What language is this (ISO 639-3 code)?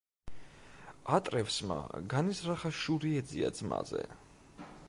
kat